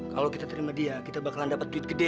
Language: Indonesian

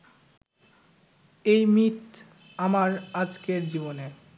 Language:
Bangla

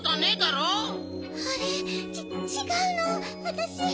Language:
Japanese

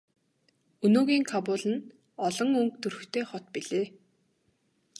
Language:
Mongolian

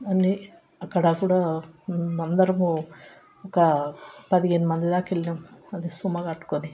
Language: Telugu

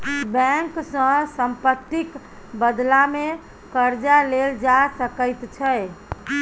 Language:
Maithili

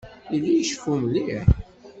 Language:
Kabyle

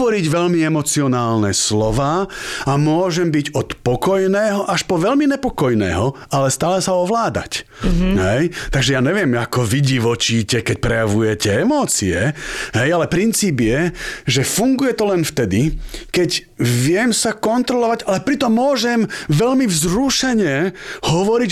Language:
Slovak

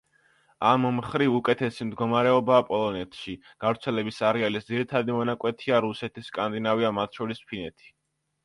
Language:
Georgian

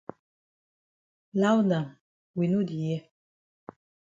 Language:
Cameroon Pidgin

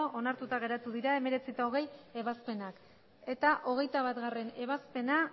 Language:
Basque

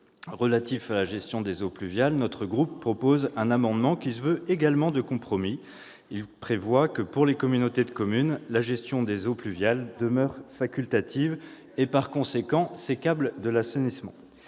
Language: French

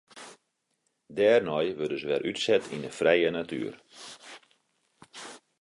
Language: Western Frisian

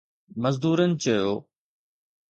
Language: Sindhi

